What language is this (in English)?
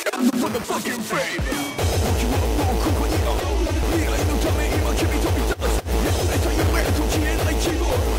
English